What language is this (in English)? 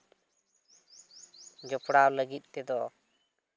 Santali